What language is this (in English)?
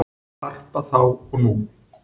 Icelandic